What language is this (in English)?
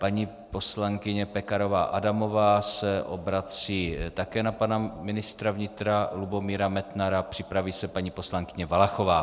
Czech